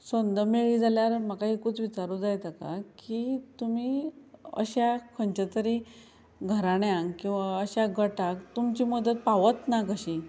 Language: Konkani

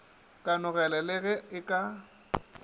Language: Northern Sotho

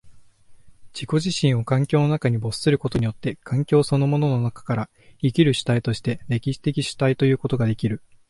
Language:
Japanese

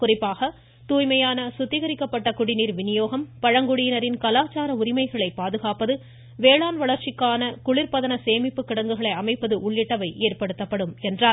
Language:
Tamil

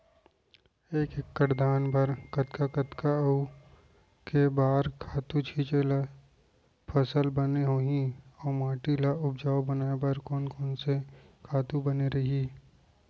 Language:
Chhattisgarhi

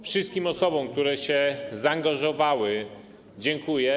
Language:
Polish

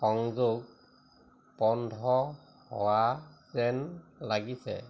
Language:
Assamese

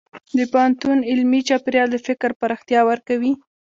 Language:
Pashto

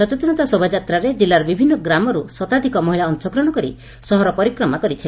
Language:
Odia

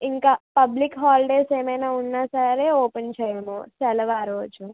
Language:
Telugu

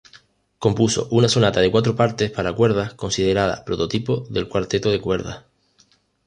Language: Spanish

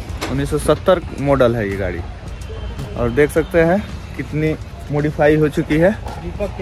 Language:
Hindi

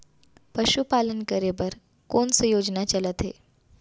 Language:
Chhattisgarhi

